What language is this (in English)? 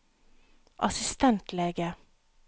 Norwegian